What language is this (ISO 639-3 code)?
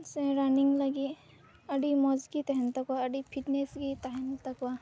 sat